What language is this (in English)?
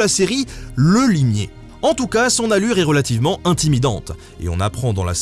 French